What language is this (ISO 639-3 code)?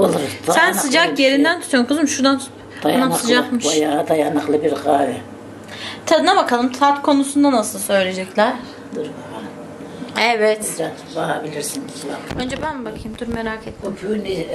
tur